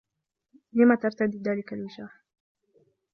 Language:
Arabic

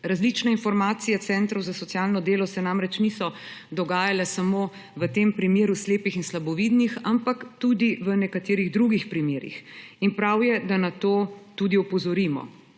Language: Slovenian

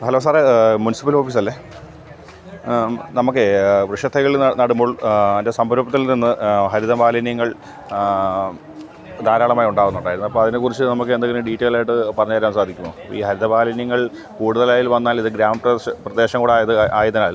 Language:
Malayalam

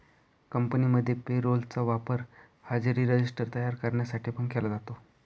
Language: Marathi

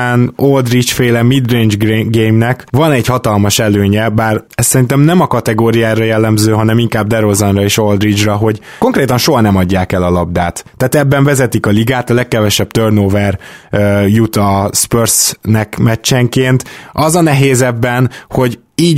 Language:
Hungarian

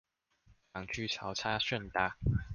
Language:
Chinese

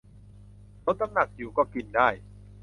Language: Thai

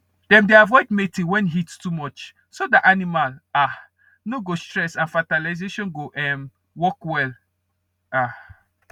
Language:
Nigerian Pidgin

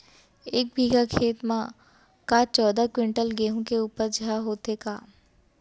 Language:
Chhattisgarhi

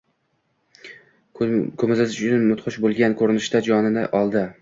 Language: Uzbek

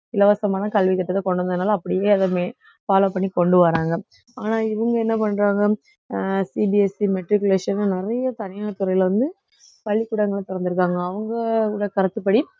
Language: Tamil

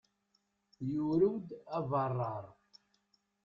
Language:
Kabyle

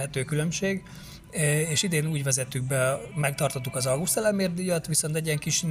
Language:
Hungarian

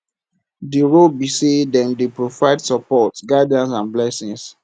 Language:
Nigerian Pidgin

